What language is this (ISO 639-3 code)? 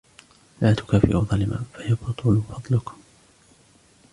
ara